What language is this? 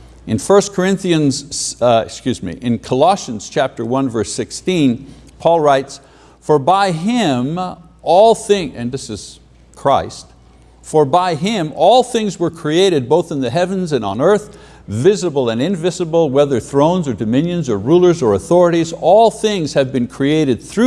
English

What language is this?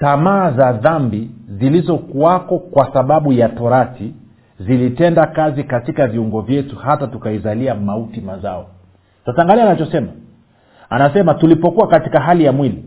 Swahili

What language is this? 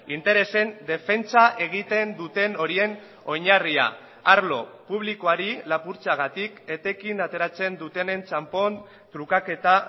Basque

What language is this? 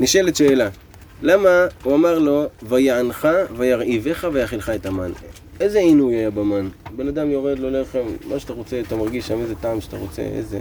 Hebrew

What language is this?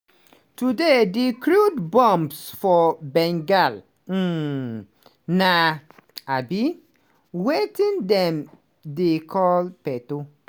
Nigerian Pidgin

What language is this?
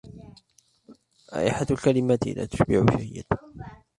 Arabic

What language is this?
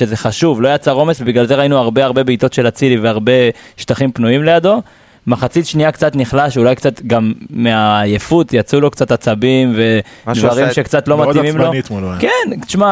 Hebrew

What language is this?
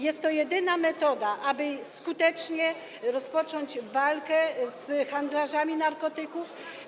Polish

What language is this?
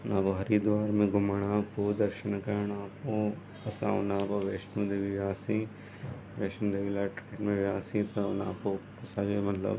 Sindhi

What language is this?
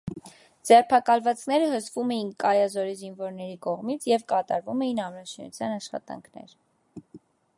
Armenian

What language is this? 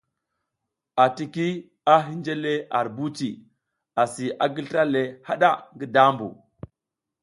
South Giziga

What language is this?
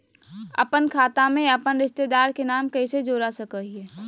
Magahi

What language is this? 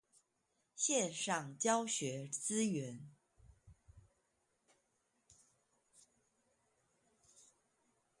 Chinese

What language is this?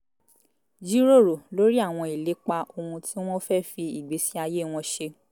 Yoruba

